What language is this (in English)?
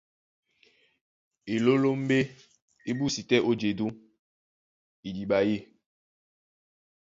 Duala